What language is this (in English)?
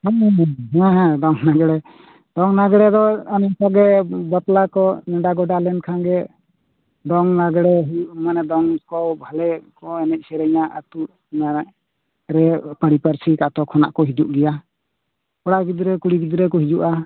Santali